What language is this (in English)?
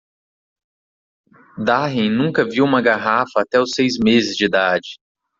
Portuguese